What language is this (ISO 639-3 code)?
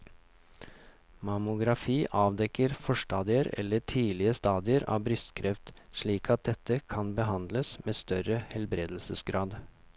nor